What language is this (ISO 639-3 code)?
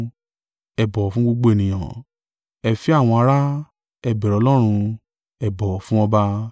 yor